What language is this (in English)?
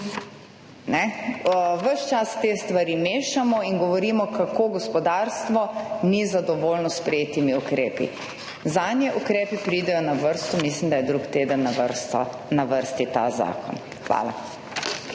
Slovenian